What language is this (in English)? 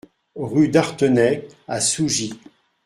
French